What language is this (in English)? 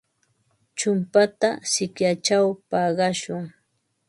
Ambo-Pasco Quechua